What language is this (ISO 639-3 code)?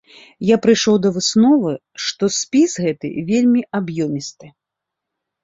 bel